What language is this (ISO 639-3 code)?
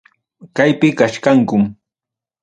quy